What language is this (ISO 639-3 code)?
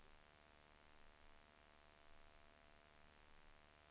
swe